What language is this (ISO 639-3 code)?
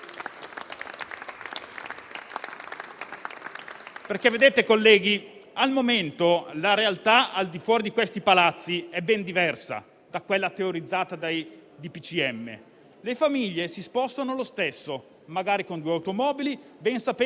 ita